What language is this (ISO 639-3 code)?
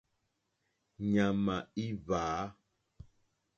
bri